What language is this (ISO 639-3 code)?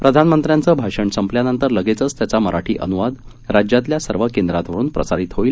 mar